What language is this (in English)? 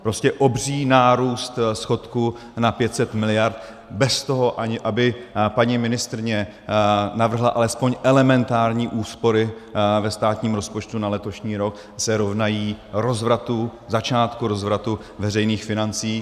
Czech